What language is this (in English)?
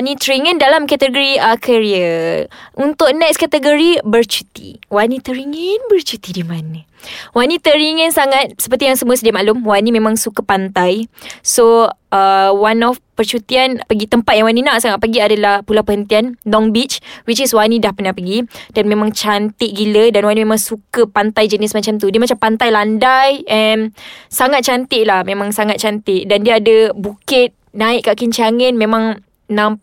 Malay